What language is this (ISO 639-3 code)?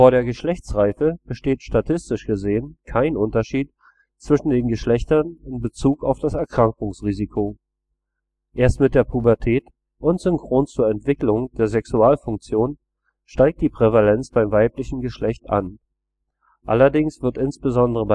deu